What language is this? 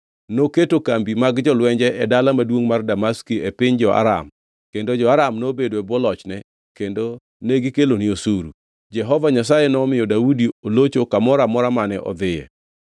Luo (Kenya and Tanzania)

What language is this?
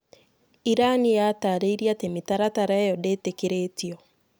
Kikuyu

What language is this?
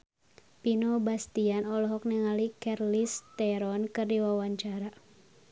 Sundanese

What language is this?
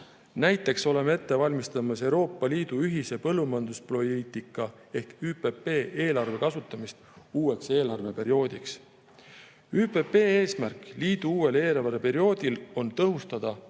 Estonian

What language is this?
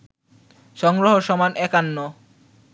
Bangla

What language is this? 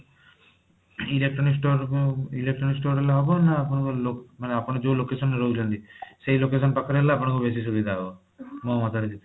Odia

